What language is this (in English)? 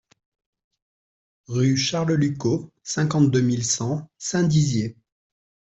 French